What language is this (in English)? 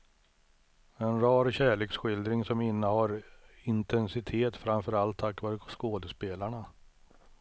Swedish